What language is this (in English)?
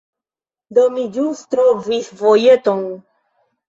Esperanto